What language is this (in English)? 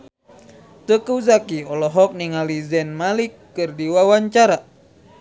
Sundanese